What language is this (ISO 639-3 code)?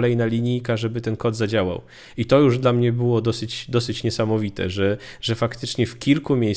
pol